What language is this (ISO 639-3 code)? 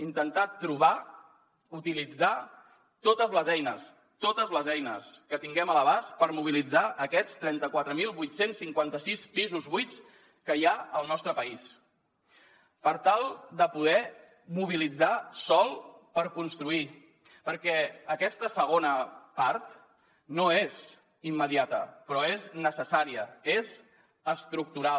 cat